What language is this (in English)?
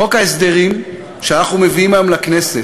Hebrew